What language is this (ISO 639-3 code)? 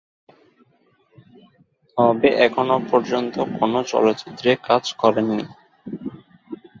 ben